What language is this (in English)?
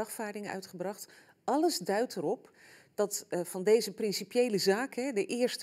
Dutch